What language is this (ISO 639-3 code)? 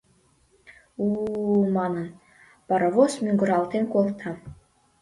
chm